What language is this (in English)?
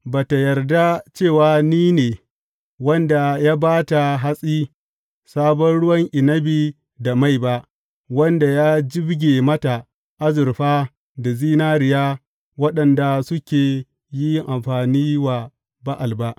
Hausa